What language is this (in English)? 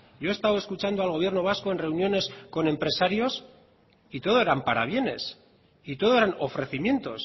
Spanish